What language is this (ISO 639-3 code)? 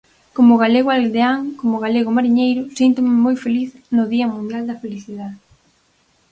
glg